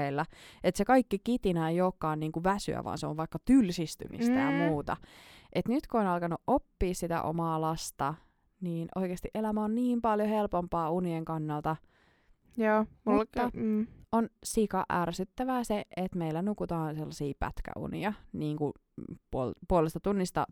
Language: Finnish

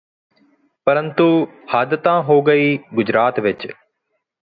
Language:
Punjabi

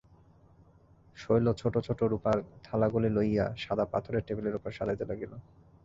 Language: Bangla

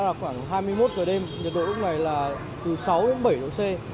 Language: Vietnamese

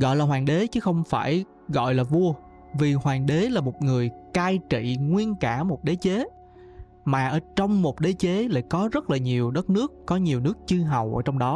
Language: Vietnamese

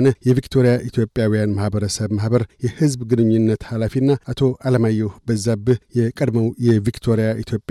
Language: Amharic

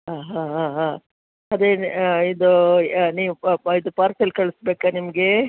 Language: Kannada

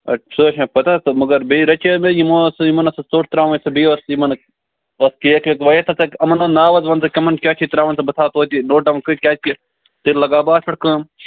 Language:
Kashmiri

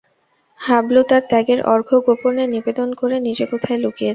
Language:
Bangla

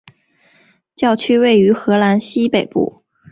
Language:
Chinese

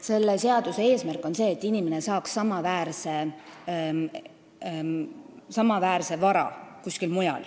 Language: Estonian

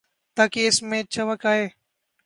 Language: Urdu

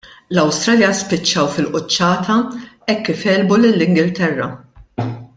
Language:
Maltese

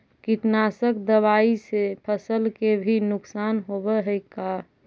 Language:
Magahi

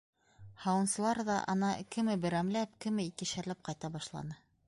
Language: Bashkir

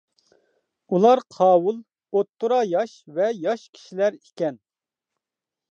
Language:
Uyghur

